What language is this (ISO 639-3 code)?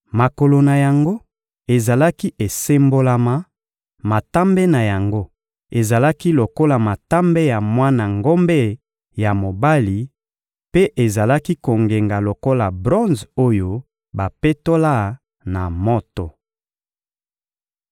lin